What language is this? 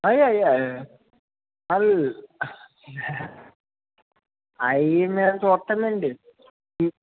Telugu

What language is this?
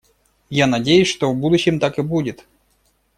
Russian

